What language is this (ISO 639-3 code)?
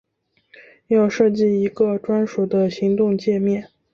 zho